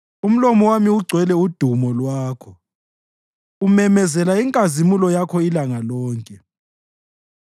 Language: North Ndebele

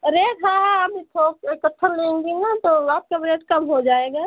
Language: Hindi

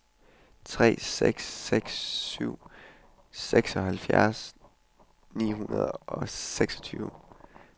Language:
Danish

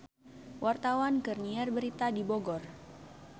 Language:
Sundanese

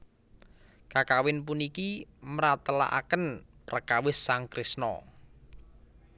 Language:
Javanese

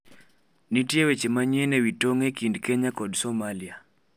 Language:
Luo (Kenya and Tanzania)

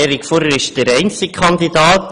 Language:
Swiss German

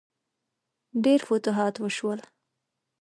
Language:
Pashto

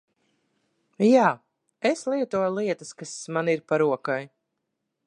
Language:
Latvian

